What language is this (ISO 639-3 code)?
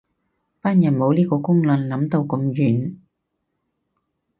yue